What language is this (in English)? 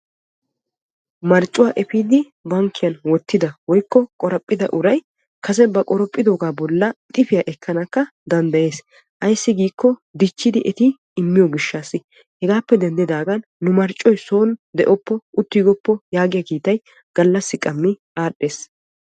Wolaytta